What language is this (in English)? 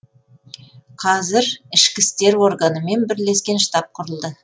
Kazakh